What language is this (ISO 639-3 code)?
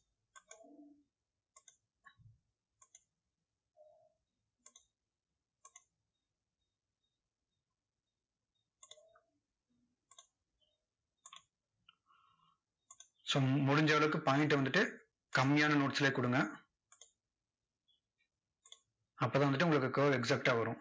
tam